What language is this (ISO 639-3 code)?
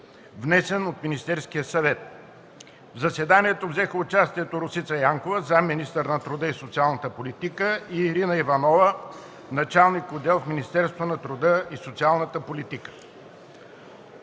bul